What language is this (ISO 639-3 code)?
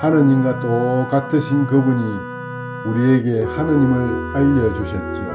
kor